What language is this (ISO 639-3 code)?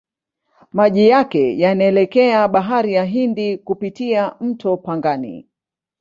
swa